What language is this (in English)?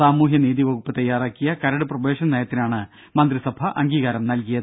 Malayalam